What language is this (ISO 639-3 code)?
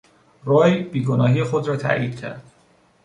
fas